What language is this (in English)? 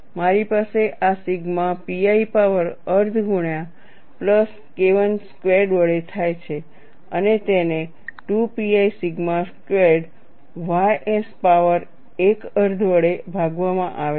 Gujarati